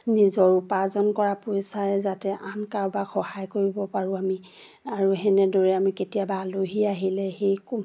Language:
Assamese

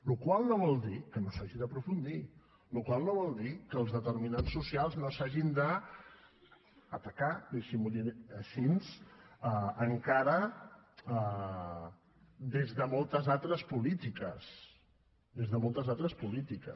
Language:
Catalan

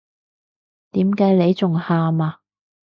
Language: Cantonese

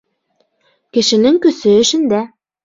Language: Bashkir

